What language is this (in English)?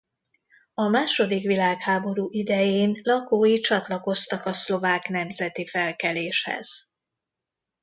Hungarian